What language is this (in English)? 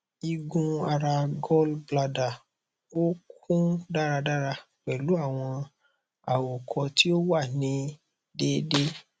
Yoruba